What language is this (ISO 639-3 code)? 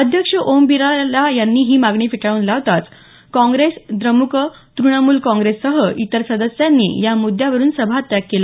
mar